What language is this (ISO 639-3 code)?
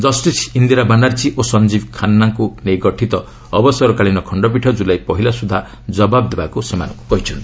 ori